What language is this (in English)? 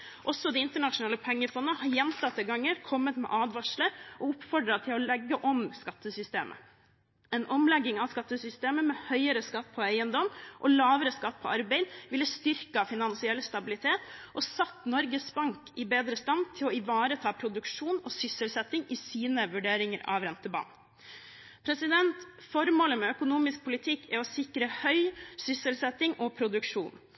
Norwegian Bokmål